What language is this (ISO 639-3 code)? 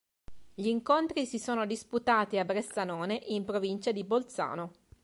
ita